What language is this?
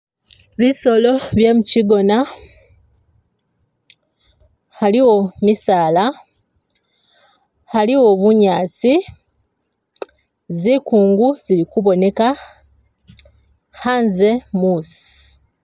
Masaaba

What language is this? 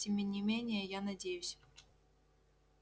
Russian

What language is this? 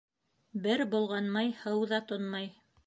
Bashkir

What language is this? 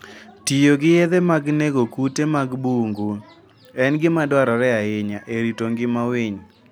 Luo (Kenya and Tanzania)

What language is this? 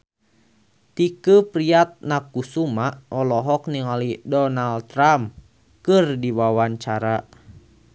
Sundanese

